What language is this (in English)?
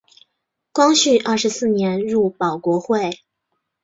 Chinese